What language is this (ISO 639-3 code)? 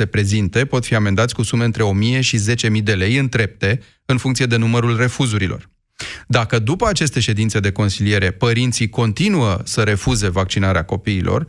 ron